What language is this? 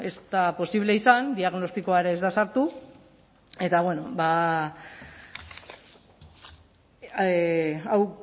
Basque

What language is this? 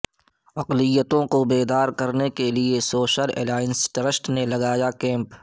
Urdu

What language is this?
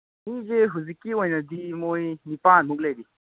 Manipuri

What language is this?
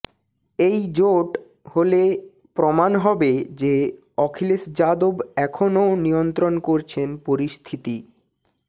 Bangla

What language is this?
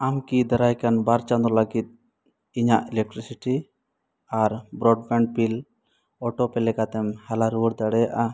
Santali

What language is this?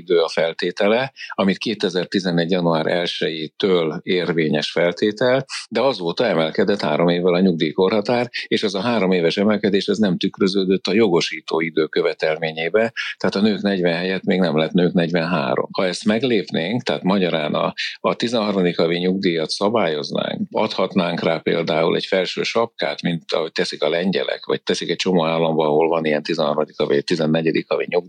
Hungarian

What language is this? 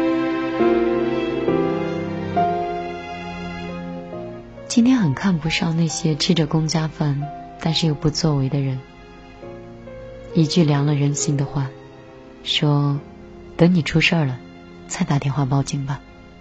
Chinese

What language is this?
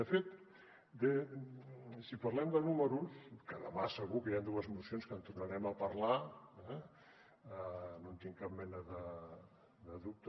Catalan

